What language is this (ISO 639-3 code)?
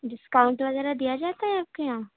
urd